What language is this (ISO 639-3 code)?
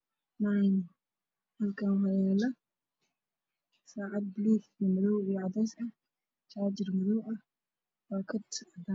som